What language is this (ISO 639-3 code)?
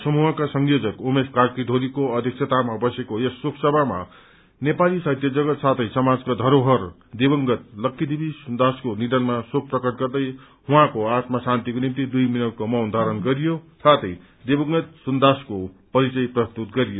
nep